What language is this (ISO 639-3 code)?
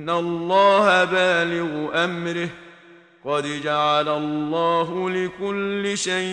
ara